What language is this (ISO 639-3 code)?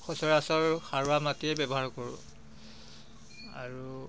asm